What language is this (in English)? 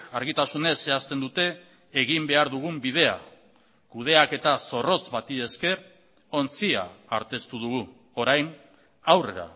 Basque